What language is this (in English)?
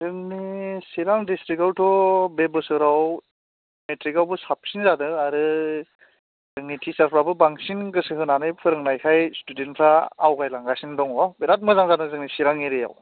Bodo